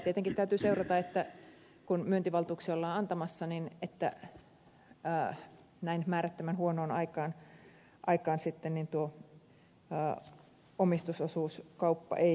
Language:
Finnish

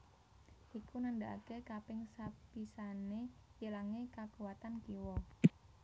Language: Javanese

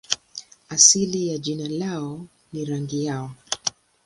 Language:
Swahili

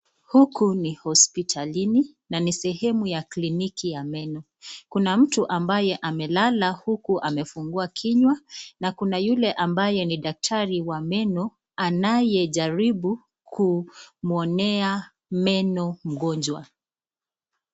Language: Swahili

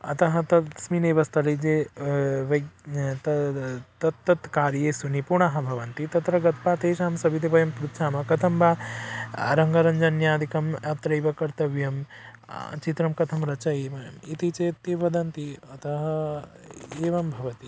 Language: Sanskrit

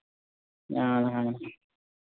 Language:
Santali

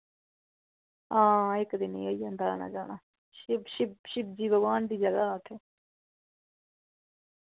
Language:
Dogri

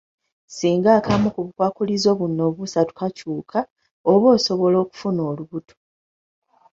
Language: Ganda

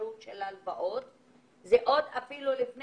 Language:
Hebrew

